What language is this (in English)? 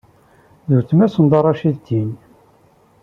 Kabyle